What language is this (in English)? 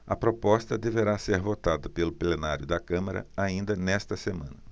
Portuguese